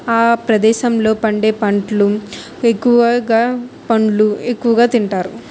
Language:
Telugu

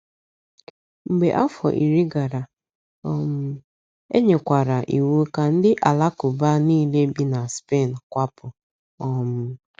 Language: Igbo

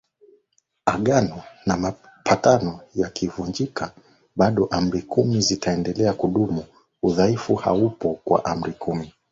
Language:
Swahili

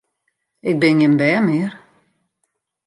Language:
Western Frisian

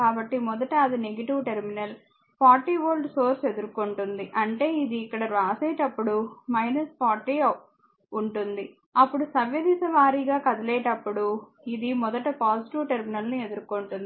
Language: Telugu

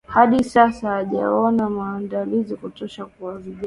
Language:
Swahili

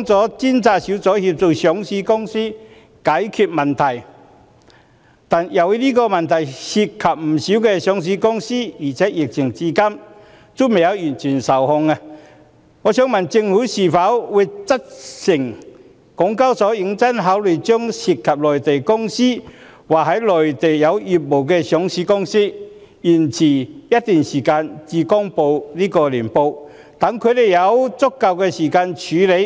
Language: Cantonese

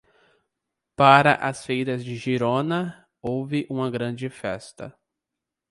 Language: Portuguese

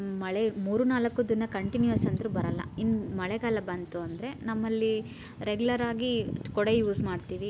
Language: Kannada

